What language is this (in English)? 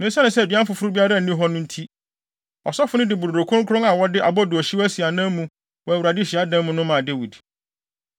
Akan